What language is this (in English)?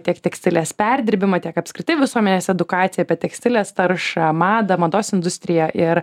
Lithuanian